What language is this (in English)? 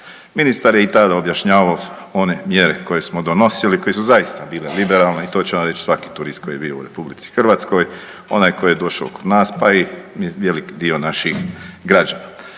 Croatian